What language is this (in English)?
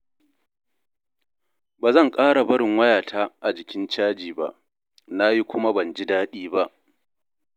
Hausa